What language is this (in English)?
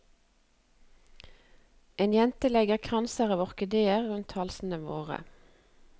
Norwegian